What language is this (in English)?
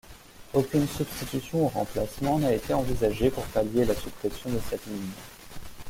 French